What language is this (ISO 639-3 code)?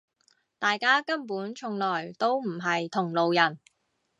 yue